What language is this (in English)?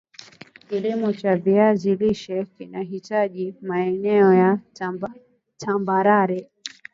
Swahili